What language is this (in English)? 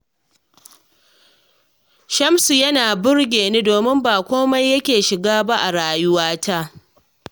Hausa